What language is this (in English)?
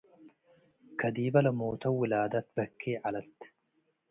Tigre